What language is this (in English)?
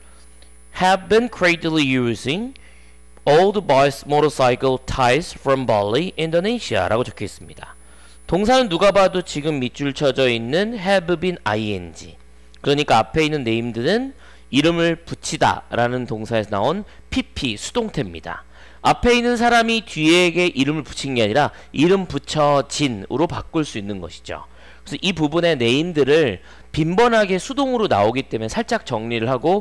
Korean